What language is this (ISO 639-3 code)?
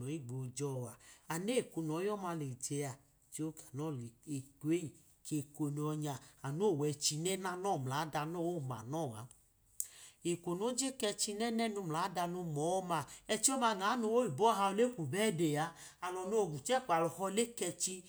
idu